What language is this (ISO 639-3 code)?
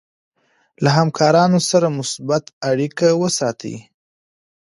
pus